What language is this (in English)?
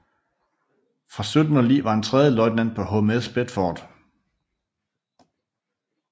Danish